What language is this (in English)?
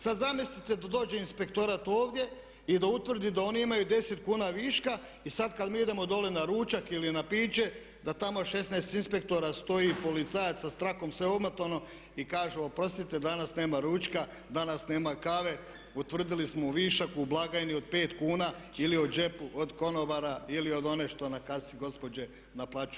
Croatian